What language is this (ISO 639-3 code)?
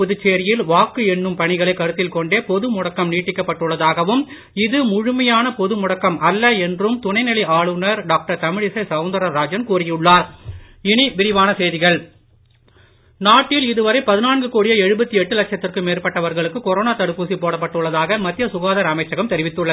tam